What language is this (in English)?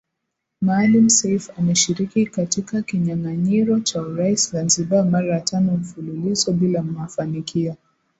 Swahili